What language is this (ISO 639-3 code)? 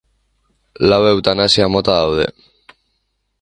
eus